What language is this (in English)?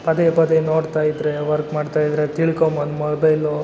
Kannada